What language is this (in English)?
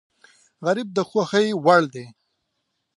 Pashto